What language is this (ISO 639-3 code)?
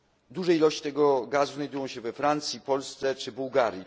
pol